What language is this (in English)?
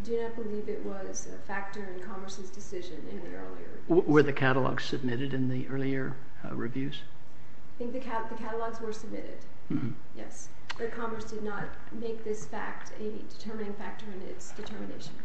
English